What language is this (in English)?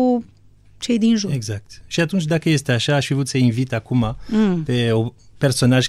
Romanian